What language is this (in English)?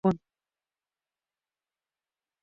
Spanish